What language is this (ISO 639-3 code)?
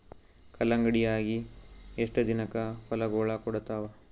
kan